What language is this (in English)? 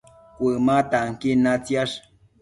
Matsés